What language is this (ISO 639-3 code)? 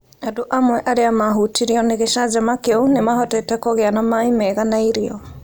kik